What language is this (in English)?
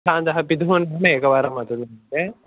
Sanskrit